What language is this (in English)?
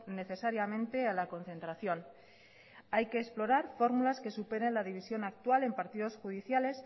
Spanish